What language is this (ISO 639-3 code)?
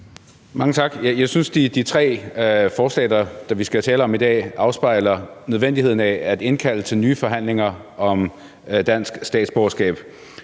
dan